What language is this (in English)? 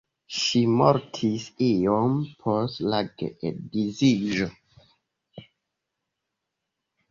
Esperanto